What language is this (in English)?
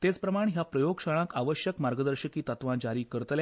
Konkani